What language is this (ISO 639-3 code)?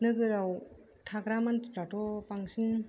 brx